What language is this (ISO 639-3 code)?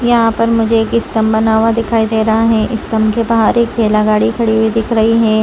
hin